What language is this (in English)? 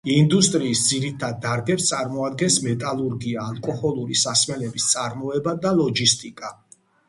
Georgian